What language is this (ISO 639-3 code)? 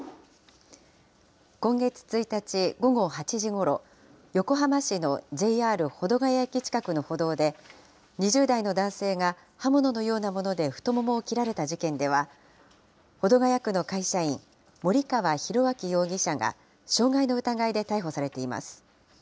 jpn